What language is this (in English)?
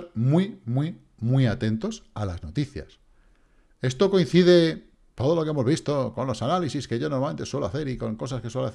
Spanish